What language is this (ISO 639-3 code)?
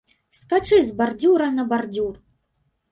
bel